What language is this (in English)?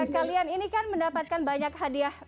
Indonesian